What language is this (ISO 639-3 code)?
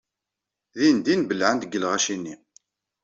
kab